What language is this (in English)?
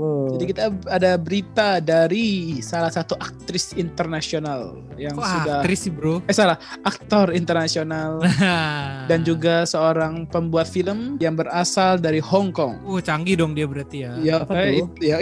Indonesian